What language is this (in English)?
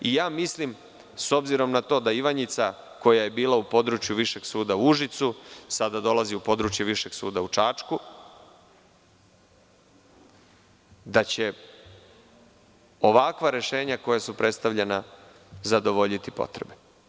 Serbian